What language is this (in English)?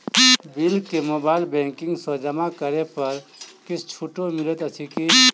Maithili